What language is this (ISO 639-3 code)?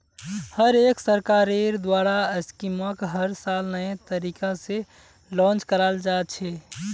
mag